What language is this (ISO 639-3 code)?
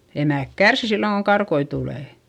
fin